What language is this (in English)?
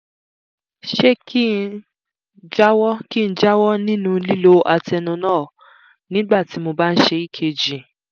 Yoruba